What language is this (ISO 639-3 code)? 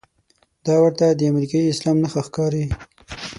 pus